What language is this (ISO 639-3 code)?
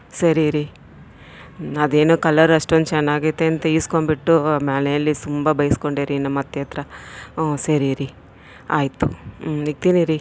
kan